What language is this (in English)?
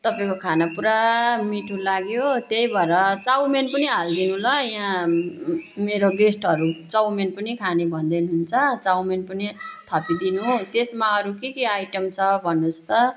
Nepali